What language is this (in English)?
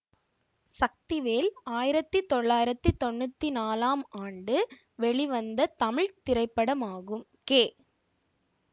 Tamil